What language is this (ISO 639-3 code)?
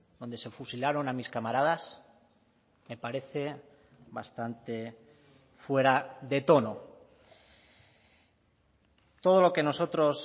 spa